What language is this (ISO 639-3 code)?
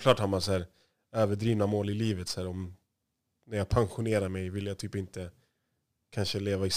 swe